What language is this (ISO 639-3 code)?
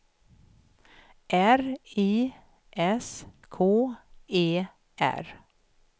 swe